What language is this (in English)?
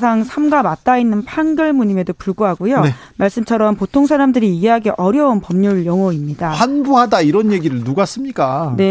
Korean